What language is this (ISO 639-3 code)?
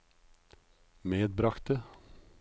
nor